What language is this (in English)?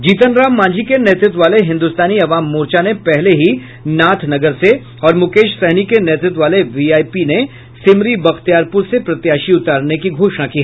Hindi